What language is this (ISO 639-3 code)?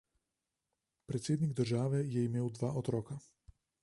slv